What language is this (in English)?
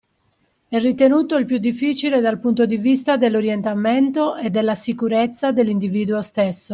Italian